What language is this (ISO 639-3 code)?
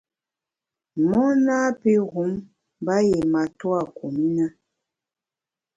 bax